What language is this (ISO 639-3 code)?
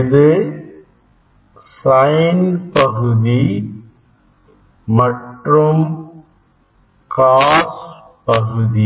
tam